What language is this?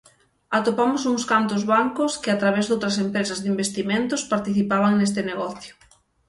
Galician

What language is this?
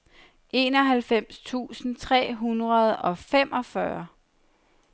Danish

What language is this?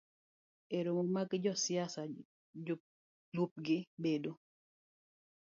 Luo (Kenya and Tanzania)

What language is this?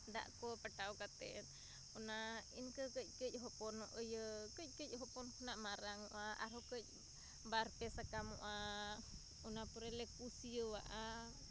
Santali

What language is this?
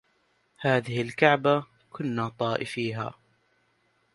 Arabic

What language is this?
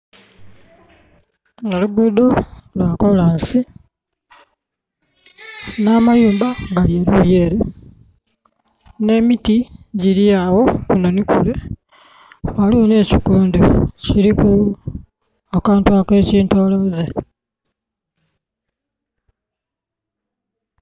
Soga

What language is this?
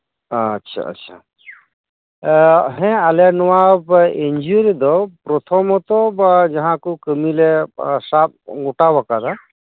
Santali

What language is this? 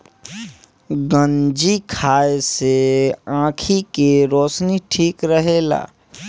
Bhojpuri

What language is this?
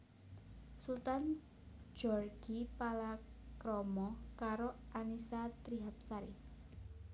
Javanese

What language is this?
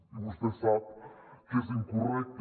Catalan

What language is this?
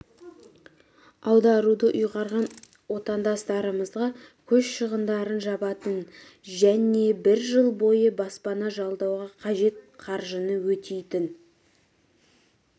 Kazakh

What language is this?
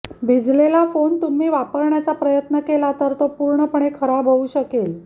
Marathi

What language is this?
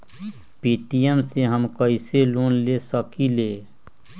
Magahi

